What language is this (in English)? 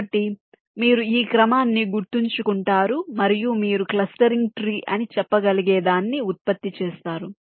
Telugu